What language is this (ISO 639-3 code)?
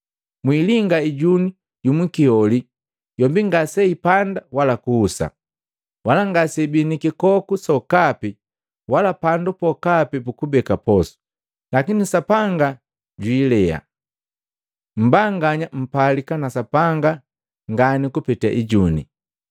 mgv